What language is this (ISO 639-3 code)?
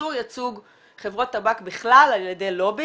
heb